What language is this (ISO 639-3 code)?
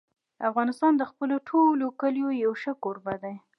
pus